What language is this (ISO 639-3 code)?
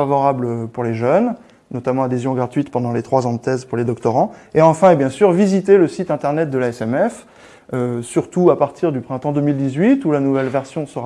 fra